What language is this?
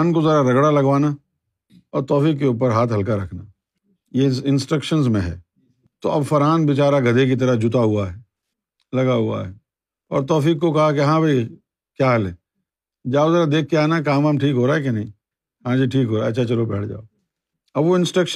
Urdu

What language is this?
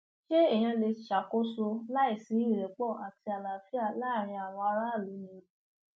Yoruba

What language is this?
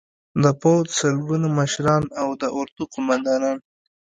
Pashto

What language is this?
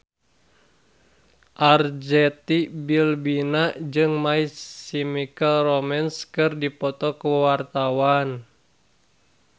Sundanese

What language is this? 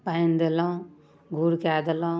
Maithili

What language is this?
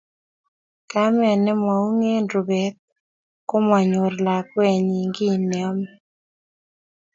Kalenjin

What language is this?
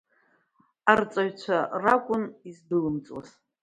Abkhazian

